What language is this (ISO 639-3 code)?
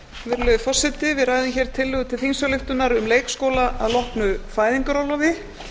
isl